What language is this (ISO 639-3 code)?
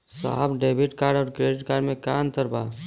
bho